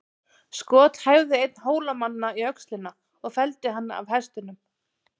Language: Icelandic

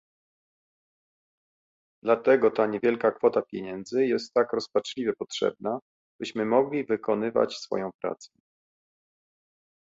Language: Polish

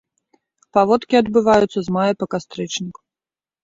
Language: Belarusian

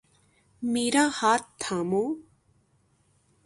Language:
Urdu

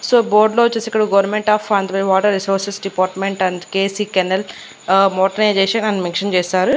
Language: Telugu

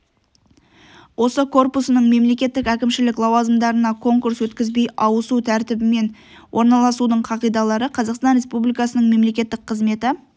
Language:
Kazakh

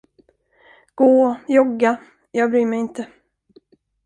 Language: Swedish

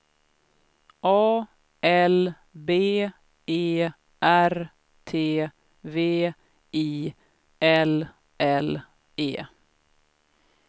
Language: Swedish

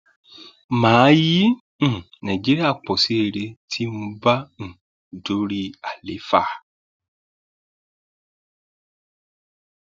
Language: Yoruba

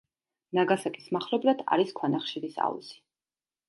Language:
Georgian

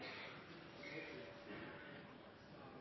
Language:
Norwegian Nynorsk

